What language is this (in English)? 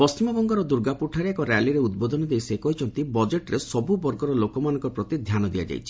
Odia